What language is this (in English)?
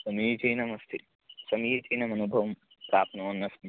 Sanskrit